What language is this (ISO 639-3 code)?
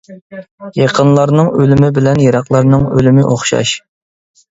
uig